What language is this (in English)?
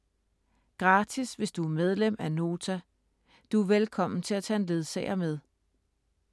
Danish